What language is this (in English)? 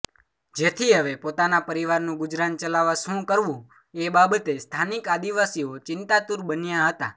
Gujarati